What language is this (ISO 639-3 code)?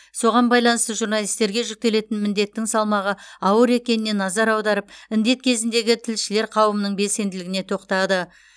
kaz